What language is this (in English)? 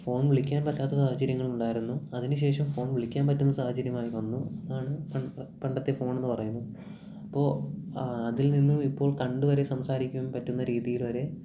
Malayalam